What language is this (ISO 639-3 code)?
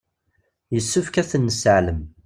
kab